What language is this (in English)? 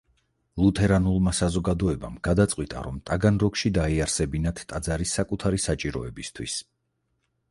Georgian